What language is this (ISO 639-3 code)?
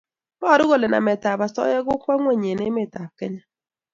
kln